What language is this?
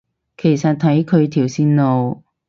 Cantonese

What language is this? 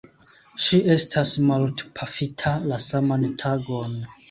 Esperanto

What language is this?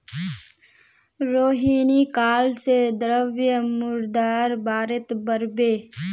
Magahi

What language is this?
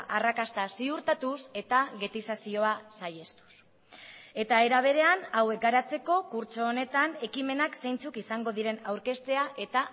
Basque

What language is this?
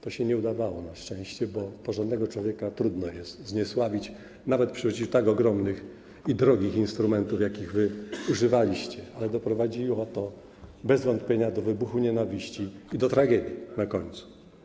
Polish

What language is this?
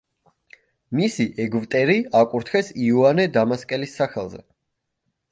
Georgian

